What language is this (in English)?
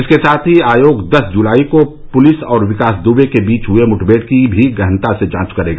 Hindi